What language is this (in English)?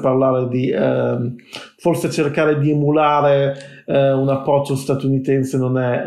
Italian